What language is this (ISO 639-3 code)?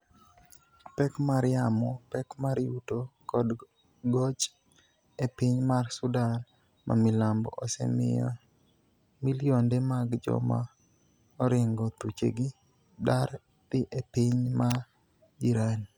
luo